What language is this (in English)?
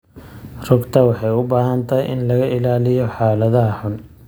Somali